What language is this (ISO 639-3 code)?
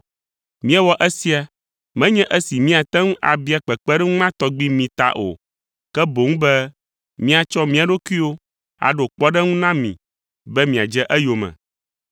ewe